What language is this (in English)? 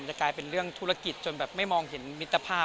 Thai